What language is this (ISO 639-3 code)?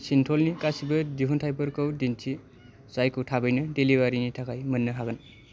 brx